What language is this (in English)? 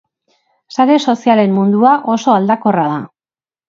Basque